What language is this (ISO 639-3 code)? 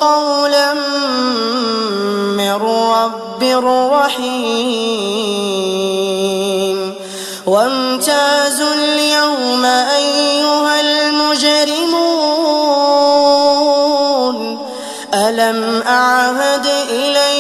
ara